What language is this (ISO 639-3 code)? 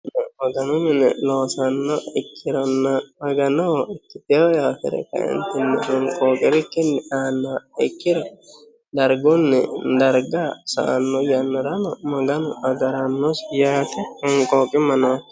sid